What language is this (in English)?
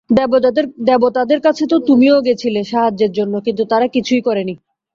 Bangla